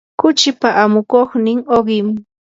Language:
Yanahuanca Pasco Quechua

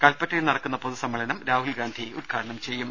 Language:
Malayalam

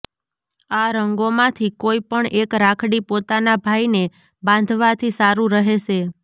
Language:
Gujarati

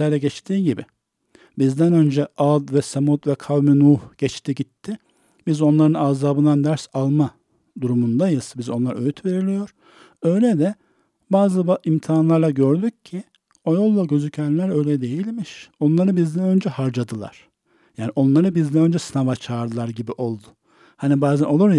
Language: Turkish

